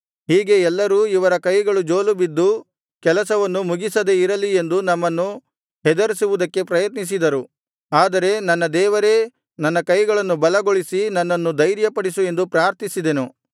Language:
Kannada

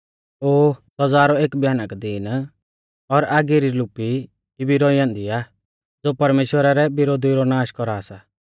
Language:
Mahasu Pahari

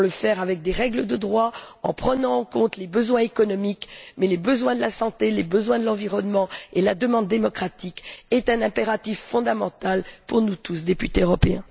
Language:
French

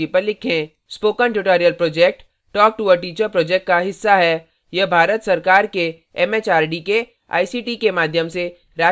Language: Hindi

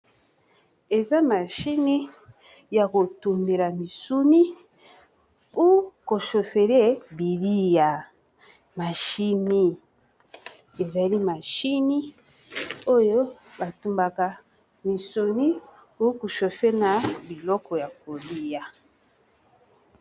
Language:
Lingala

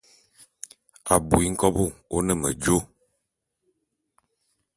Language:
Bulu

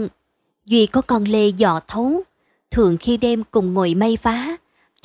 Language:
Vietnamese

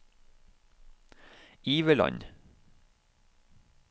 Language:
Norwegian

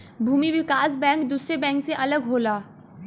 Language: Bhojpuri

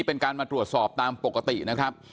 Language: Thai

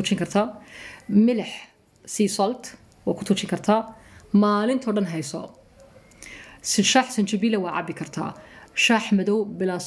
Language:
Arabic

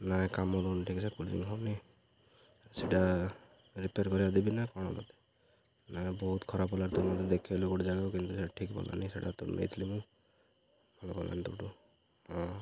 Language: Odia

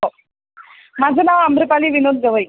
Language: Marathi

